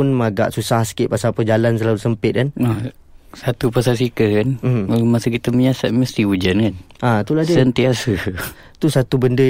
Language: Malay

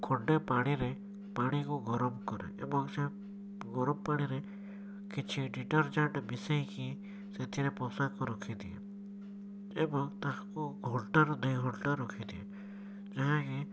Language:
Odia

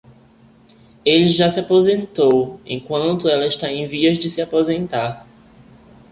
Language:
Portuguese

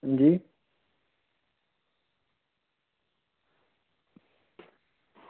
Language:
Dogri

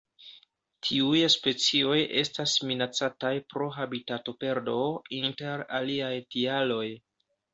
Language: Esperanto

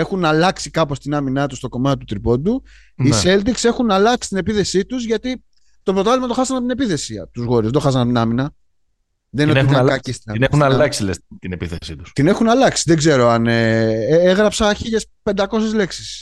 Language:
Greek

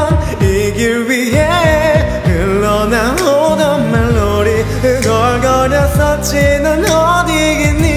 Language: Korean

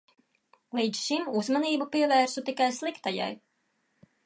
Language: Latvian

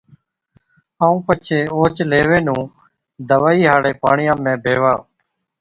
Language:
Od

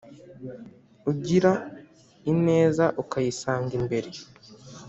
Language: Kinyarwanda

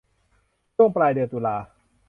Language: Thai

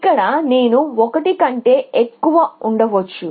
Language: Telugu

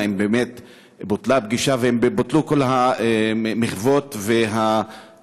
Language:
Hebrew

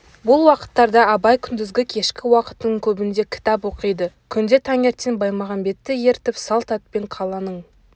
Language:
Kazakh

